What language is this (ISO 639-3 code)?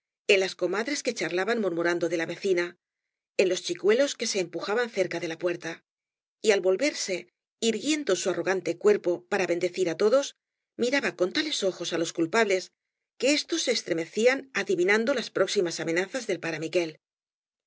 spa